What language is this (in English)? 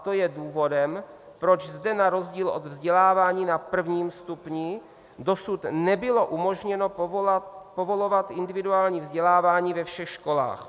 Czech